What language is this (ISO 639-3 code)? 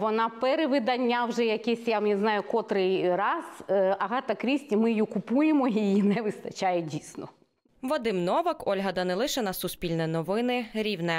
ukr